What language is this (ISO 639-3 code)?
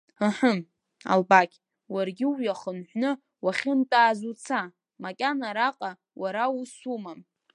abk